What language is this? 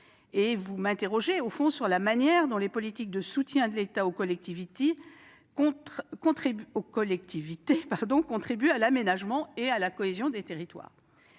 French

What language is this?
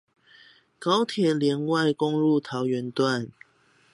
Chinese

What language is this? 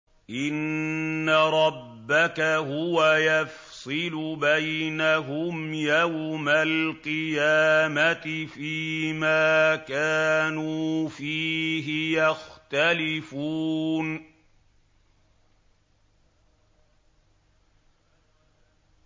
Arabic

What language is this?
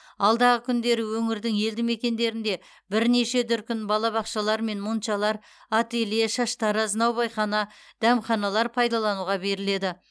Kazakh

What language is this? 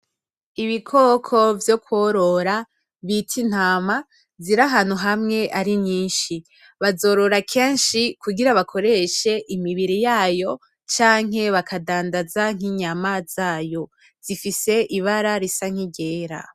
Rundi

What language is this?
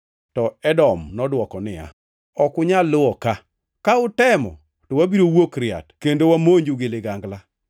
Luo (Kenya and Tanzania)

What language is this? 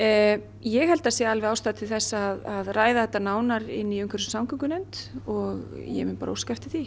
Icelandic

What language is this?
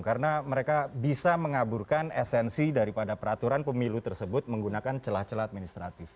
Indonesian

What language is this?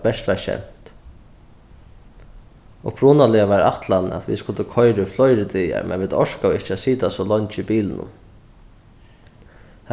Faroese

